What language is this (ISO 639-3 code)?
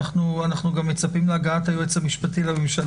heb